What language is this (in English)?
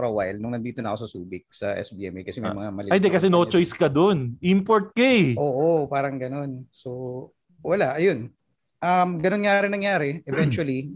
Filipino